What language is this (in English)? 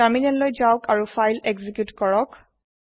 Assamese